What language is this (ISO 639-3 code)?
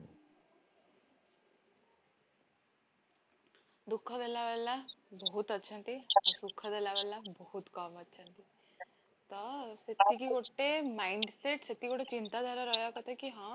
ori